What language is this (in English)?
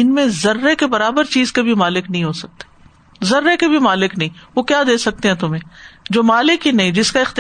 Urdu